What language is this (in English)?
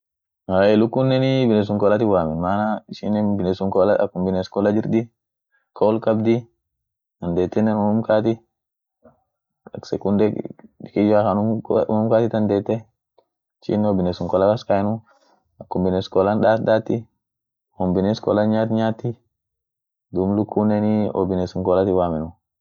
Orma